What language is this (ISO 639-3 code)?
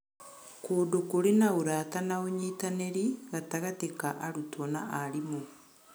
kik